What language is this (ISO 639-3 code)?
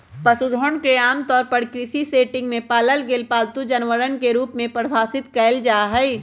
mag